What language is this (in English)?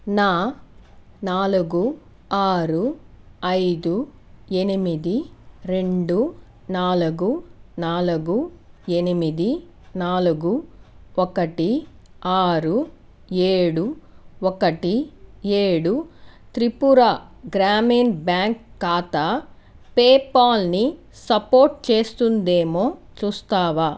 Telugu